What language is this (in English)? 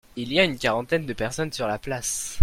French